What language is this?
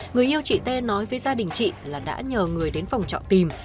Vietnamese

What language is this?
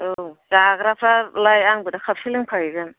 Bodo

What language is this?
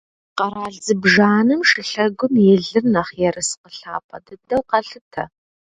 Kabardian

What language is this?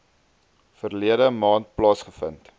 Afrikaans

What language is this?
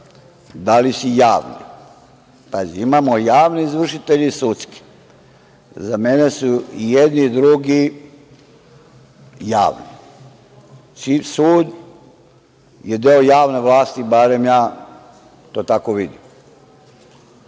Serbian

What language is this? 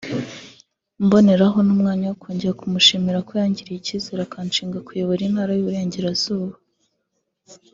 Kinyarwanda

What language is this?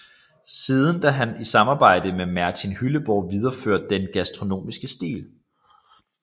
Danish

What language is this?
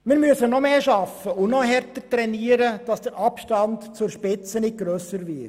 Swiss German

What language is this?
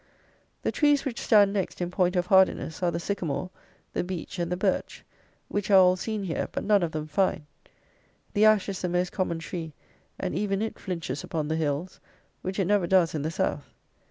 English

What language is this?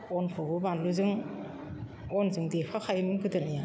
Bodo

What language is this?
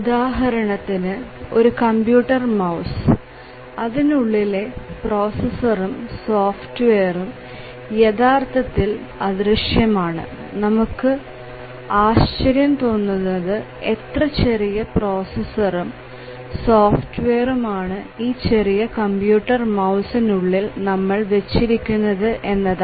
Malayalam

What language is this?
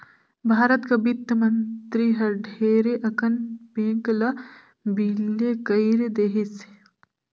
Chhattisgarhi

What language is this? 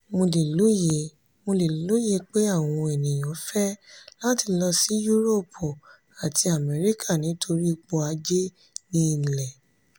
Yoruba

